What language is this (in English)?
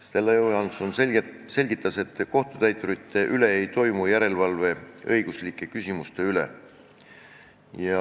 Estonian